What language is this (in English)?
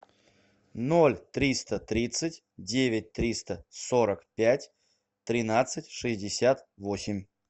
Russian